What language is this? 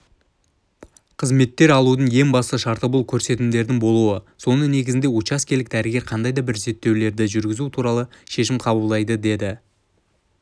Kazakh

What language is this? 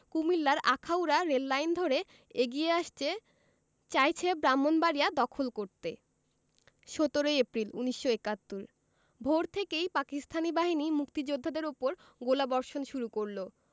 Bangla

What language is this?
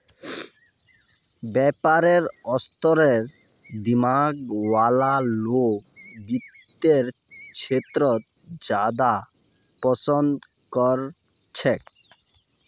Magahi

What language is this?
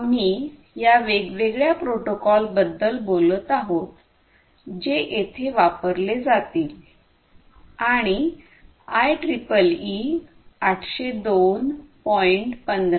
Marathi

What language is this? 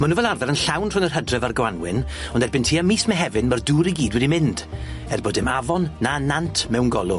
Welsh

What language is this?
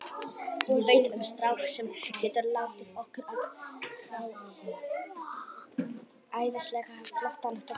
Icelandic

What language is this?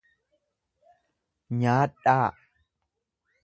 Oromo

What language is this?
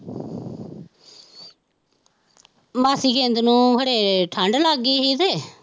Punjabi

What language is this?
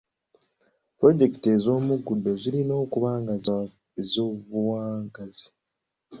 Ganda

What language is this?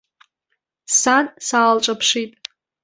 Abkhazian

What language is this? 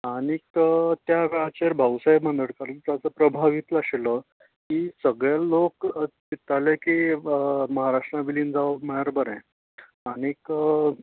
Konkani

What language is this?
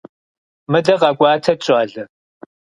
Kabardian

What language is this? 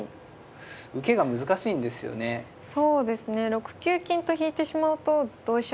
Japanese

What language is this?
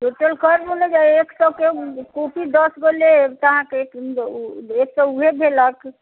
Maithili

